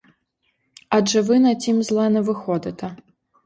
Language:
Ukrainian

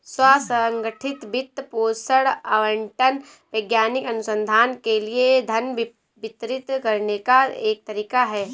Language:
Hindi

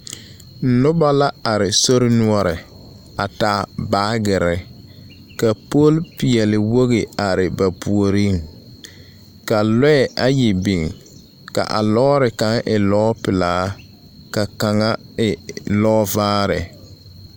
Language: Southern Dagaare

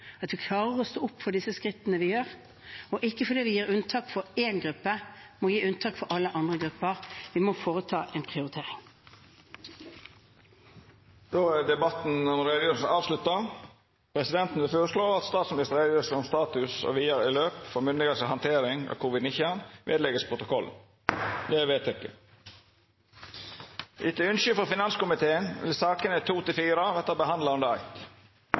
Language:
Norwegian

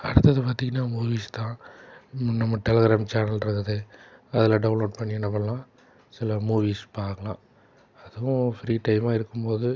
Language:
Tamil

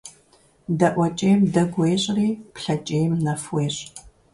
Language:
Kabardian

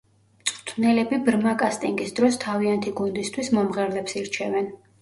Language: Georgian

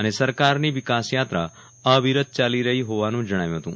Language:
Gujarati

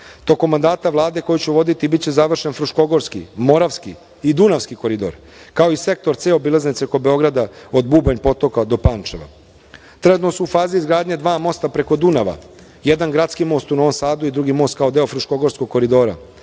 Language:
Serbian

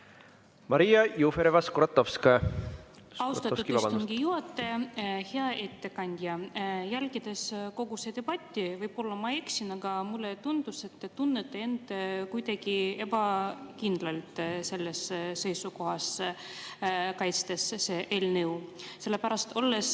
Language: Estonian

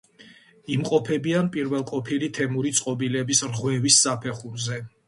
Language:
Georgian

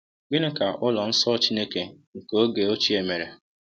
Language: Igbo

